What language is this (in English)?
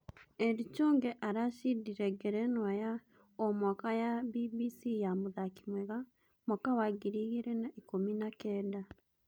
Kikuyu